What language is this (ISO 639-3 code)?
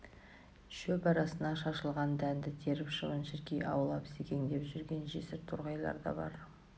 kaz